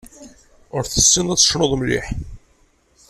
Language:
Kabyle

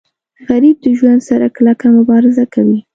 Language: Pashto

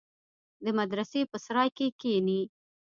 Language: Pashto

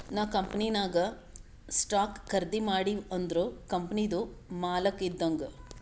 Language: Kannada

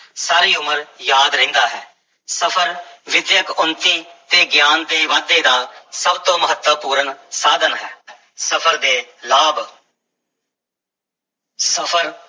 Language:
Punjabi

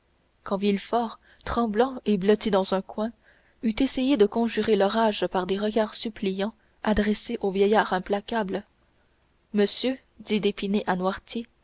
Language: French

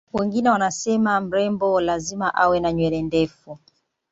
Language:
Swahili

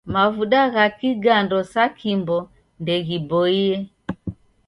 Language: Taita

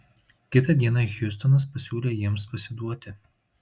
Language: Lithuanian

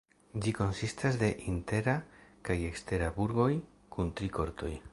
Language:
Esperanto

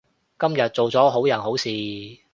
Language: Cantonese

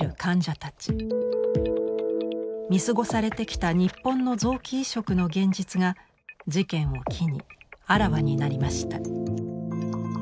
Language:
Japanese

